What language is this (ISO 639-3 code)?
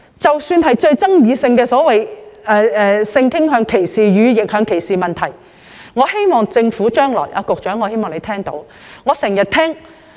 yue